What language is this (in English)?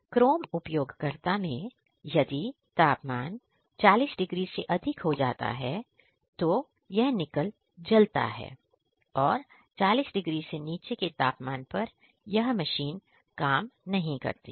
Hindi